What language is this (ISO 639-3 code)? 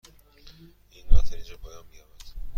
fas